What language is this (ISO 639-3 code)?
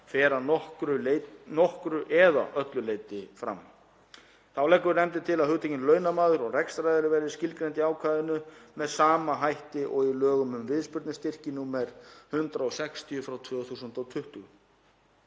isl